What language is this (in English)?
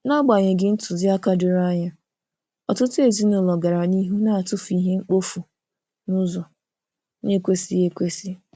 Igbo